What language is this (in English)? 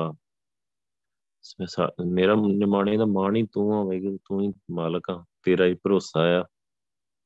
Punjabi